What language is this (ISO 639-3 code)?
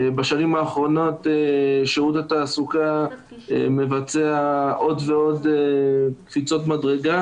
heb